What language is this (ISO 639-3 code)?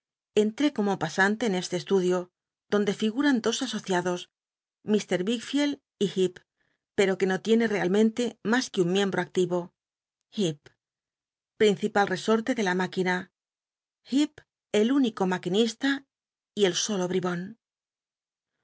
spa